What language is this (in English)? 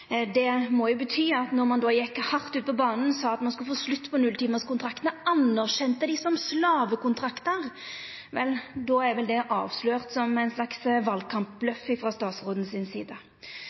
Norwegian Nynorsk